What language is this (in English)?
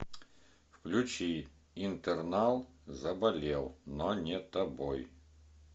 Russian